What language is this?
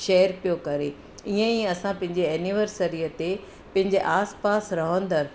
Sindhi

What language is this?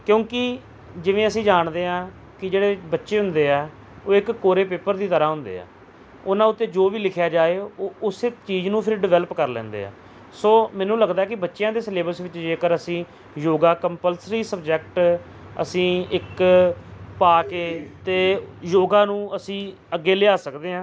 Punjabi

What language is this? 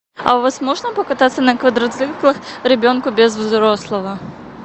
Russian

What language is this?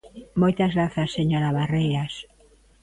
Galician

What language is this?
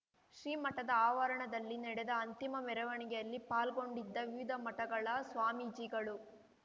Kannada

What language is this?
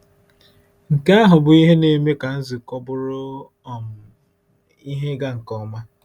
Igbo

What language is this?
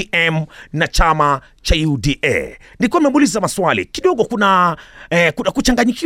Swahili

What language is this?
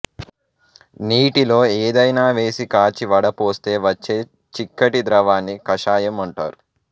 Telugu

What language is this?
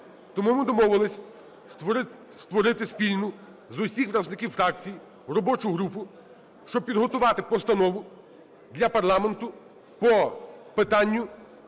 Ukrainian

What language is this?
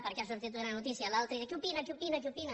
Catalan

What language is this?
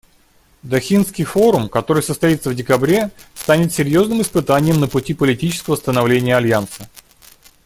Russian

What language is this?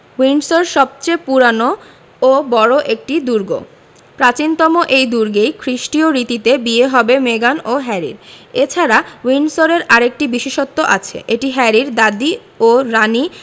Bangla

